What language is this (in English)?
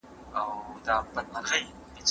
Pashto